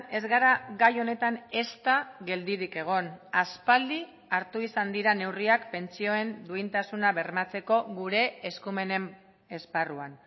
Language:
Basque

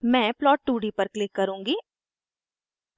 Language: Hindi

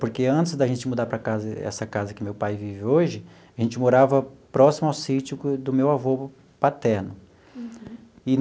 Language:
Portuguese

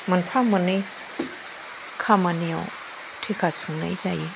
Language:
Bodo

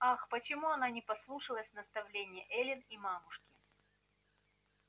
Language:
Russian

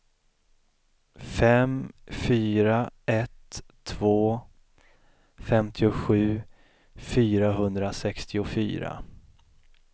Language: Swedish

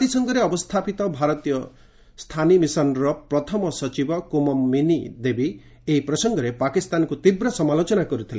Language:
Odia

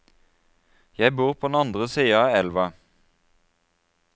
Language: Norwegian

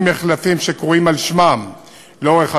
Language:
Hebrew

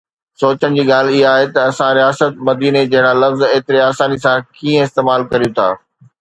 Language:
Sindhi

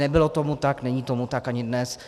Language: Czech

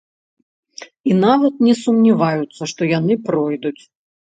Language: Belarusian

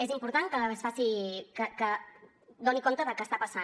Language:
Catalan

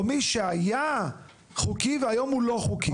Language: Hebrew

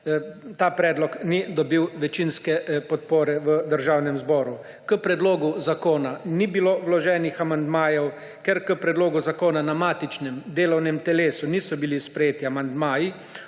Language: Slovenian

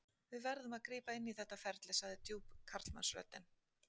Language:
Icelandic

